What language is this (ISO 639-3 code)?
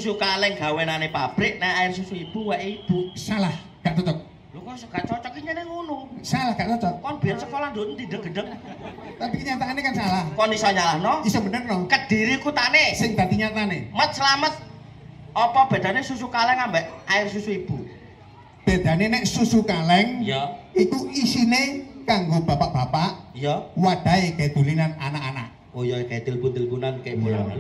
ind